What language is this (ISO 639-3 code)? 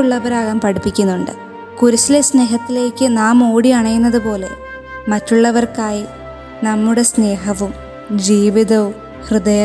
mal